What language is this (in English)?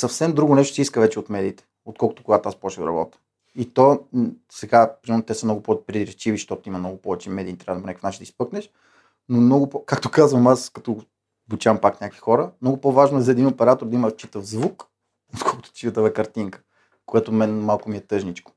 Bulgarian